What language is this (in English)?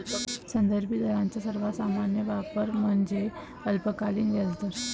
Marathi